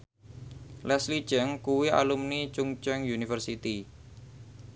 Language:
Javanese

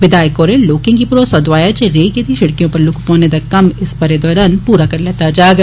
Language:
Dogri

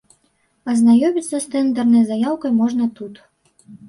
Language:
Belarusian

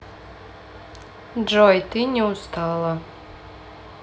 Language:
Russian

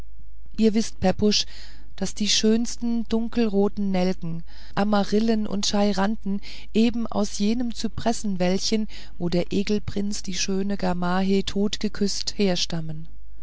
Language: German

